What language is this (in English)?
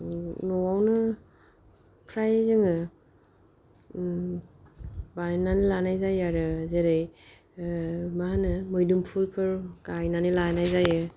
Bodo